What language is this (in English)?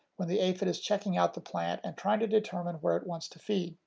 English